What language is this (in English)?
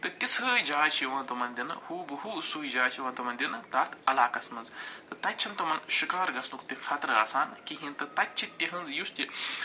Kashmiri